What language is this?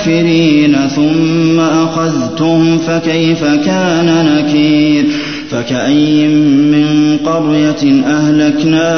Arabic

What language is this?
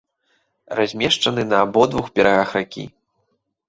Belarusian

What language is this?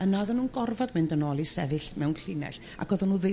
Welsh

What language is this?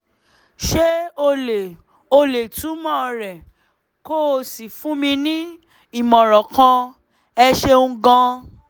Yoruba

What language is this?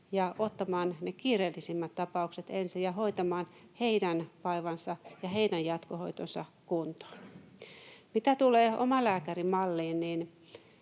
Finnish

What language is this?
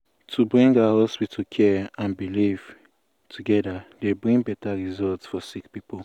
Nigerian Pidgin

